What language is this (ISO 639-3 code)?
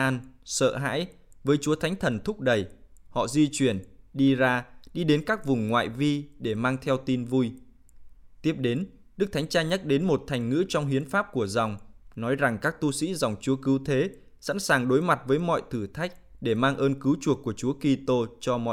vie